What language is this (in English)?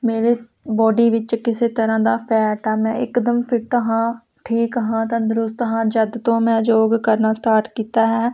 Punjabi